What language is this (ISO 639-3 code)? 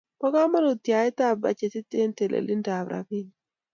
kln